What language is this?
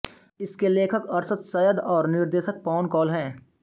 Hindi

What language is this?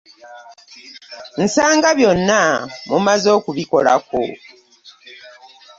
Ganda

